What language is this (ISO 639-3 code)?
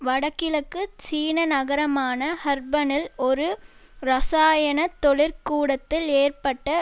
tam